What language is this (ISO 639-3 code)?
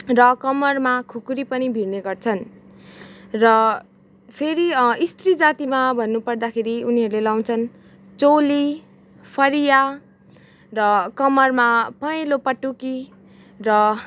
nep